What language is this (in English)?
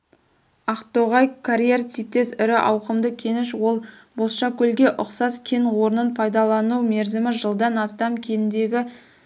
Kazakh